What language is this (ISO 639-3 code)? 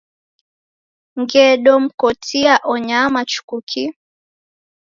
dav